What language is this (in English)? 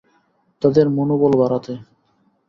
Bangla